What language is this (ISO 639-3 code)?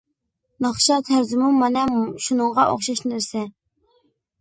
uig